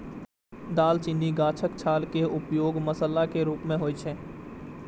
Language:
Maithili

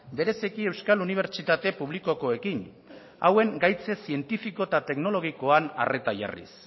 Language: Basque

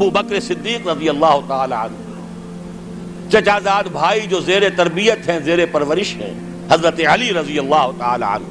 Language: Urdu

